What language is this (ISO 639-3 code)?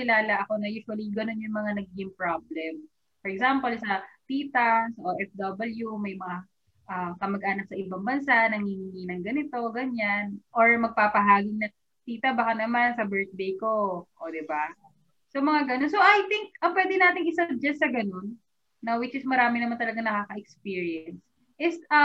fil